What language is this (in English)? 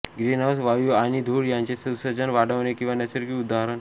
Marathi